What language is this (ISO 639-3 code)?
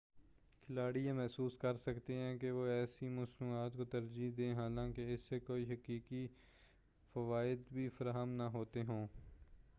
urd